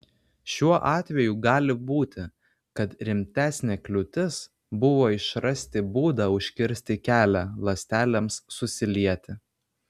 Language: Lithuanian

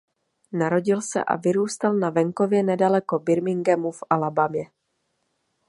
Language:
Czech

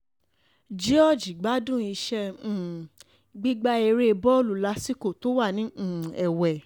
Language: Yoruba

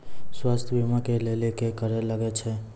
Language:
Maithili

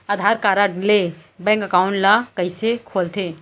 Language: Chhattisgarhi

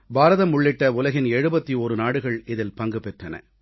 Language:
Tamil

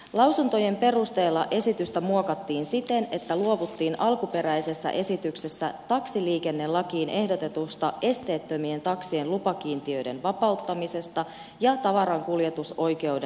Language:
Finnish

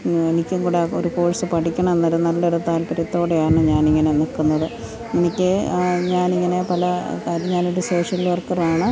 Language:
Malayalam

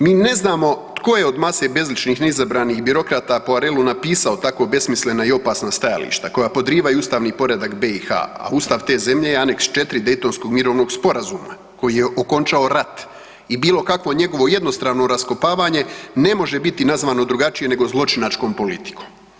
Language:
Croatian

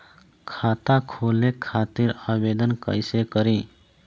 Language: Bhojpuri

